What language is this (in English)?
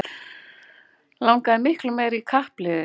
Icelandic